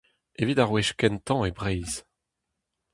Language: Breton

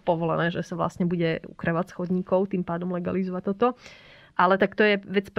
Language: Slovak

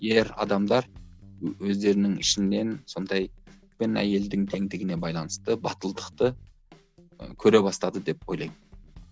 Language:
Kazakh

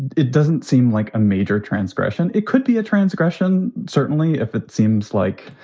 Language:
English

